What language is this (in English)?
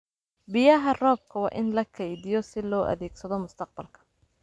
Somali